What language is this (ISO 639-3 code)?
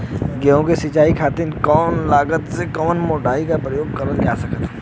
bho